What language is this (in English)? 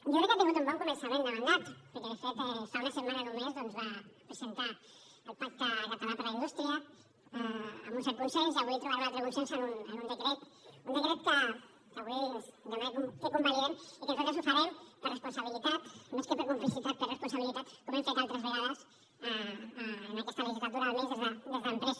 Catalan